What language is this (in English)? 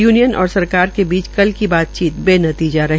Hindi